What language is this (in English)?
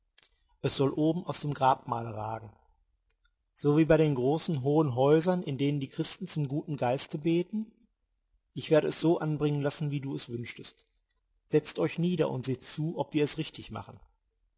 German